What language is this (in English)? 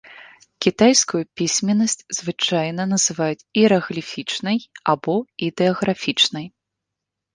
Belarusian